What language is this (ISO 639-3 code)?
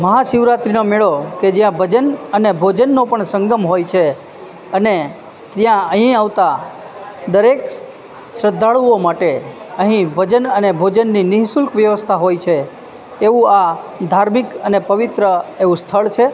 guj